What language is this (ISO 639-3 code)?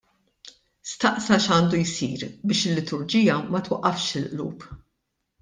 mlt